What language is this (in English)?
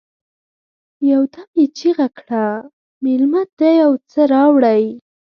Pashto